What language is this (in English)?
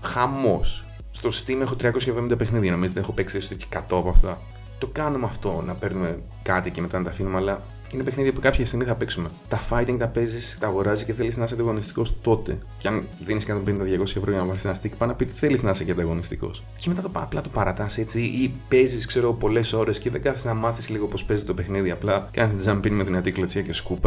Greek